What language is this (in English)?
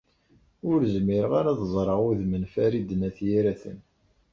Kabyle